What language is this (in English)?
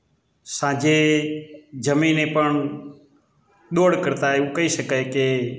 Gujarati